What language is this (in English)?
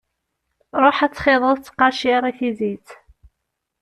Kabyle